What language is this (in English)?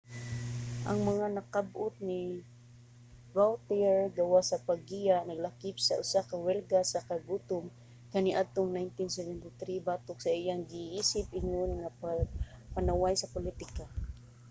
Cebuano